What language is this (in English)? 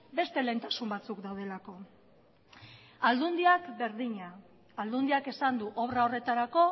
Basque